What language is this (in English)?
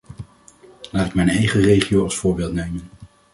Dutch